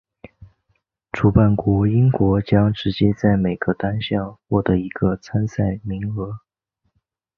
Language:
Chinese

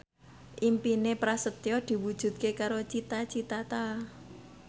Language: Javanese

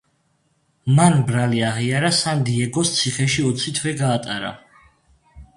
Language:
Georgian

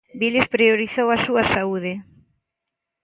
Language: Galician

